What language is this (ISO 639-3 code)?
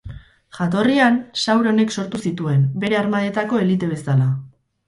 eus